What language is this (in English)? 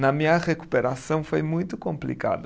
Portuguese